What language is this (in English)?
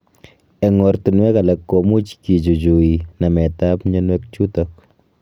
Kalenjin